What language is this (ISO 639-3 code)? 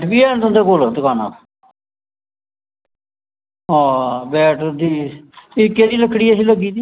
doi